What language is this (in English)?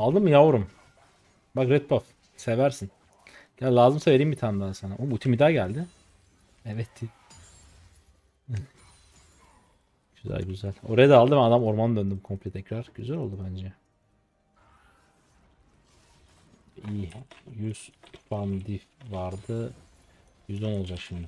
Turkish